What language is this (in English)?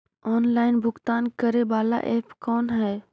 Magahi